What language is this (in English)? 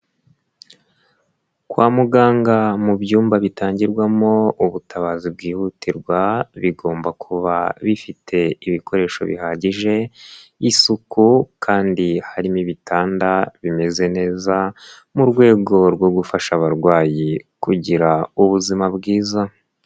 Kinyarwanda